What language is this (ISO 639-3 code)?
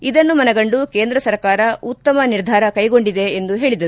kan